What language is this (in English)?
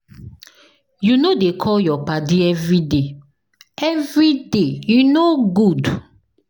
Nigerian Pidgin